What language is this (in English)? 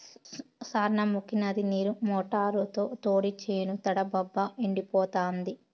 Telugu